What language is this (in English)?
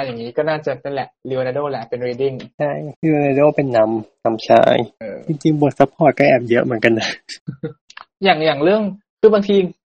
Thai